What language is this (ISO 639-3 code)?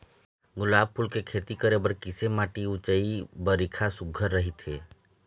hne